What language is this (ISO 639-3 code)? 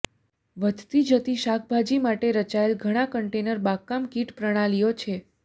guj